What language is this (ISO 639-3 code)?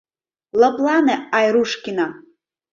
chm